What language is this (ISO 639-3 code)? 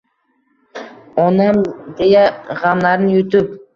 uzb